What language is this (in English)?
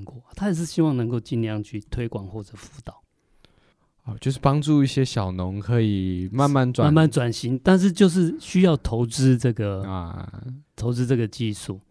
Chinese